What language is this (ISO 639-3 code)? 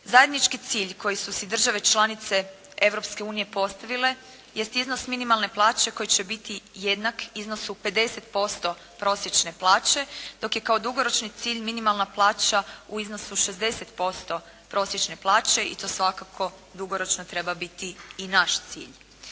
hrv